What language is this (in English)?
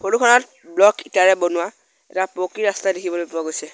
Assamese